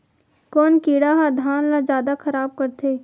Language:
Chhattisgarhi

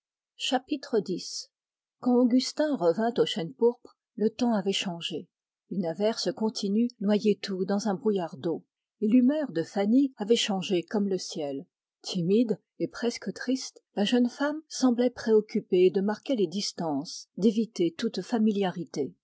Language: French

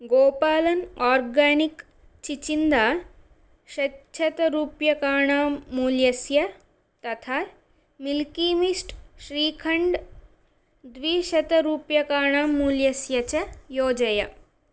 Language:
Sanskrit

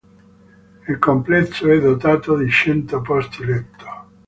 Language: Italian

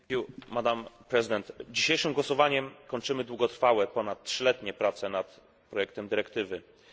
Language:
Polish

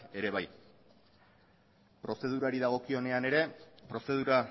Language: Basque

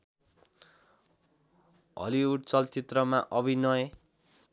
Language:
Nepali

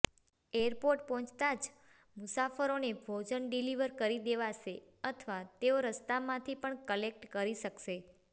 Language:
Gujarati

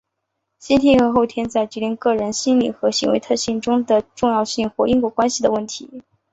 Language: Chinese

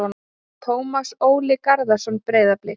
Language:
Icelandic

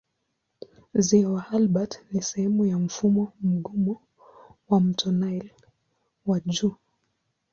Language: Swahili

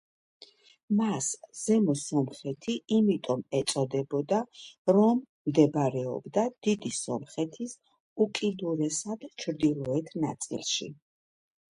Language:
Georgian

